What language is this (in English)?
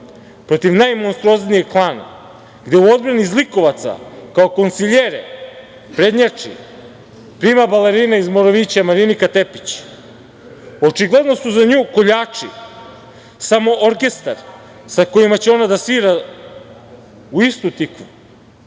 Serbian